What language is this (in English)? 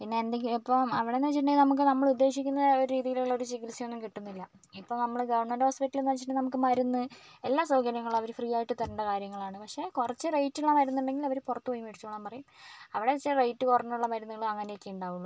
Malayalam